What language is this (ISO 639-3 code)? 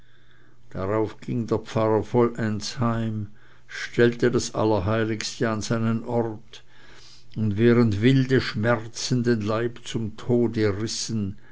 deu